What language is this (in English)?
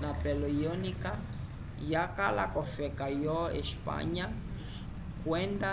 Umbundu